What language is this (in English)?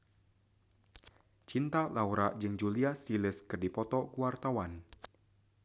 Sundanese